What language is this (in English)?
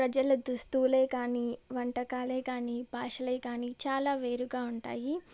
Telugu